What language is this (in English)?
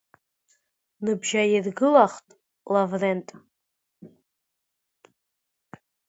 Abkhazian